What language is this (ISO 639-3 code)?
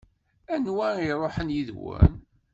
kab